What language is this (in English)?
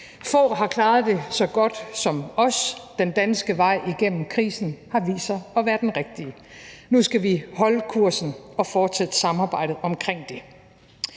Danish